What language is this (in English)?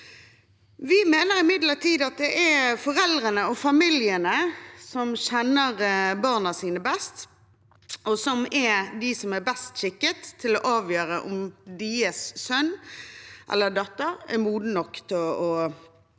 Norwegian